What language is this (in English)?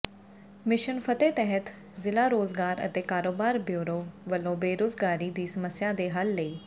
Punjabi